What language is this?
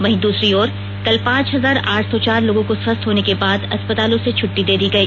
Hindi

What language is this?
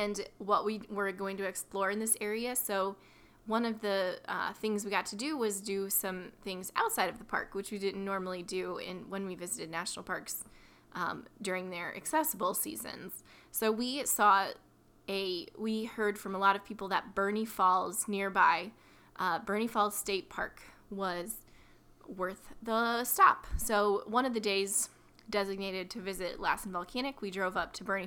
English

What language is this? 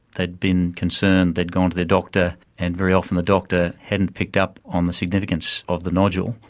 English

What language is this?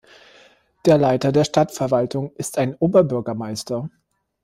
German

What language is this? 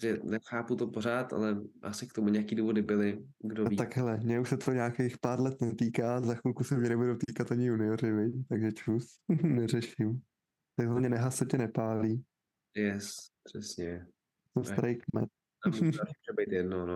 Czech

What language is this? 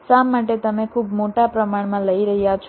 Gujarati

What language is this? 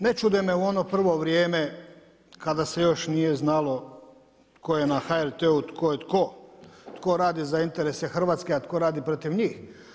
Croatian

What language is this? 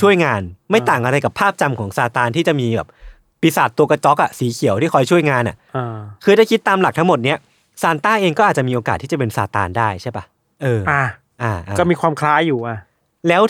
Thai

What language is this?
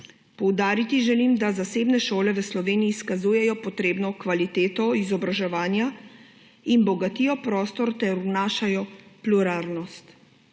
Slovenian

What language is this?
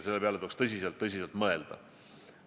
Estonian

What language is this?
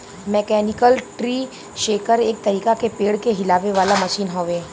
Bhojpuri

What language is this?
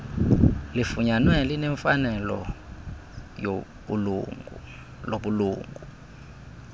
Xhosa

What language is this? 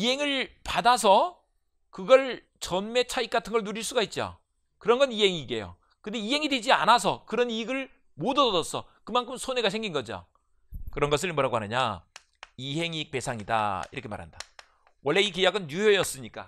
Korean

